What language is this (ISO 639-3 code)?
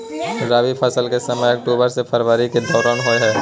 mai